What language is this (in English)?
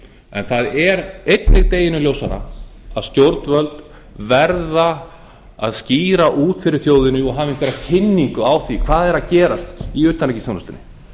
Icelandic